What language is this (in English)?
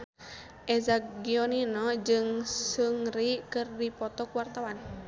Sundanese